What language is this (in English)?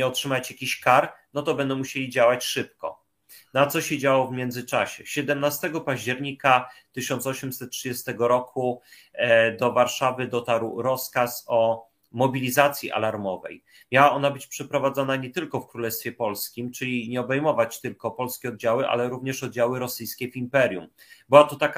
Polish